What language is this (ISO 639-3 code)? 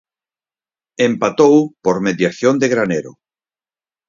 glg